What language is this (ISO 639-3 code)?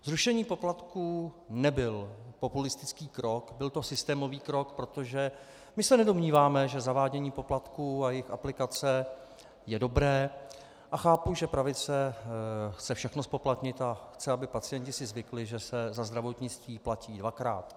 ces